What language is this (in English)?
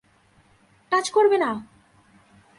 Bangla